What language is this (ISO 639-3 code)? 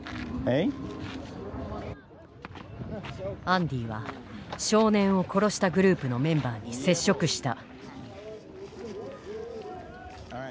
jpn